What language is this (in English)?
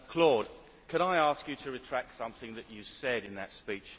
English